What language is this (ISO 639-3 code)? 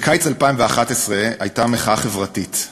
heb